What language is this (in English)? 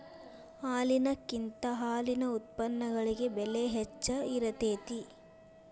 Kannada